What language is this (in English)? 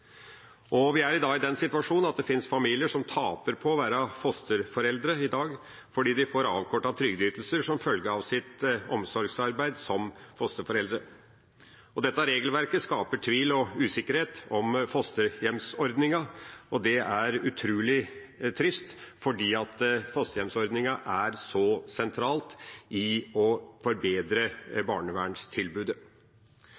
Norwegian Bokmål